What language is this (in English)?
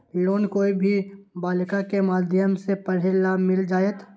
Magahi